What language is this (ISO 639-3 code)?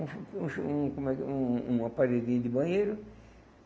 por